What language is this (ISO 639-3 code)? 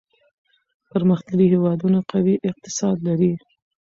pus